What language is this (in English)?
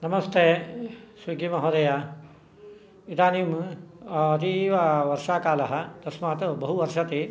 Sanskrit